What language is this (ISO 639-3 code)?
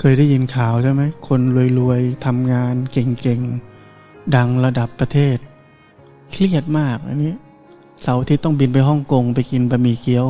tha